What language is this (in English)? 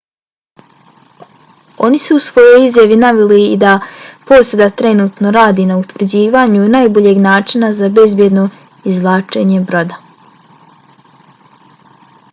Bosnian